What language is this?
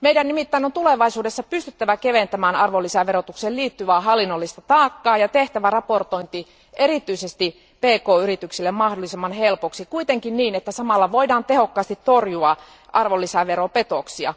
Finnish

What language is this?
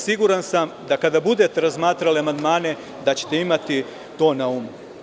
Serbian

